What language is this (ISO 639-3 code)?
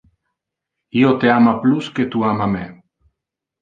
ina